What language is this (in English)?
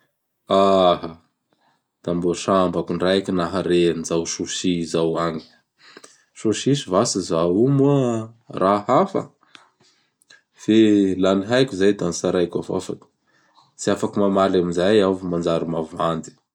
Bara Malagasy